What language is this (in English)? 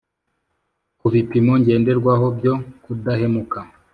Kinyarwanda